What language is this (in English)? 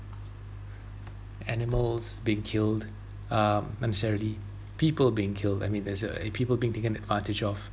English